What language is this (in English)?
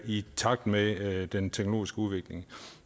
Danish